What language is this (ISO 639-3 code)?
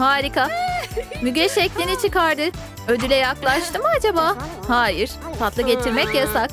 tur